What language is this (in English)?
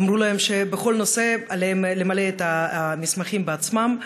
Hebrew